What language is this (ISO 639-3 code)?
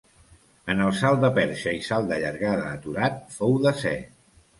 cat